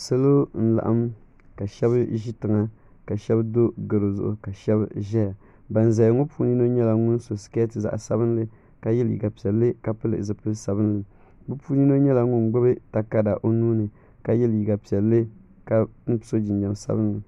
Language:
Dagbani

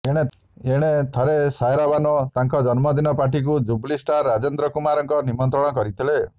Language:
Odia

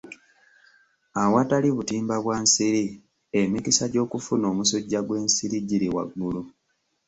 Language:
Ganda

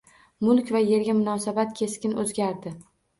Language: Uzbek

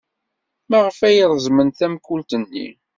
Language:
Kabyle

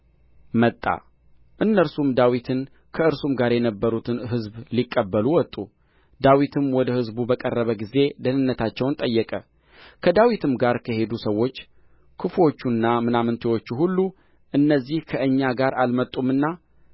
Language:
Amharic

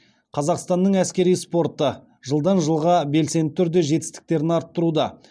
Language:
Kazakh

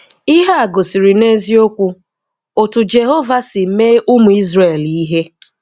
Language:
Igbo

